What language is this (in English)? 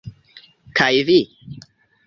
Esperanto